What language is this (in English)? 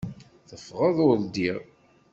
Kabyle